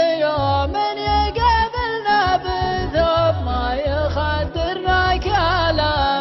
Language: Arabic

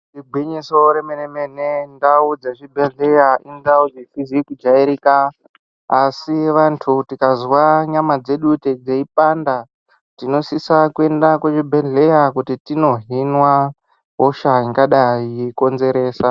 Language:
Ndau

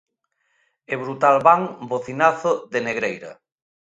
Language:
Galician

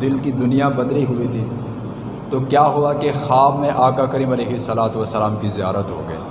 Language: Urdu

